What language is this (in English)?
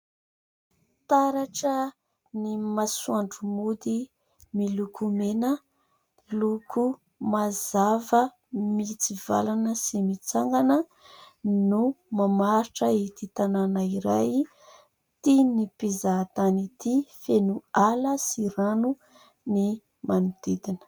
Malagasy